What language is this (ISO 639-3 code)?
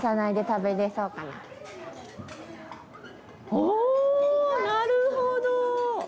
jpn